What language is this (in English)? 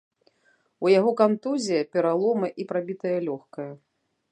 Belarusian